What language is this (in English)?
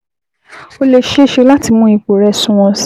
Yoruba